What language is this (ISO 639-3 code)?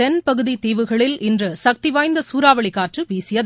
tam